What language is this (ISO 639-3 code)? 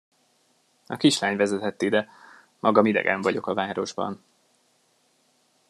hun